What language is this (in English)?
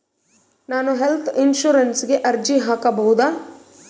Kannada